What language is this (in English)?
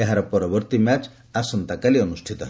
Odia